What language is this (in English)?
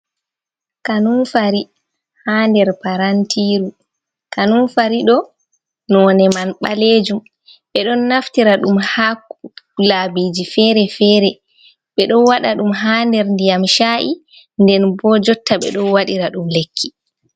Fula